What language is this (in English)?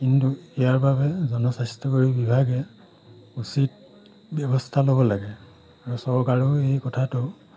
Assamese